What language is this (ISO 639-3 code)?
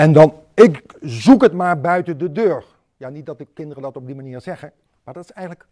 nld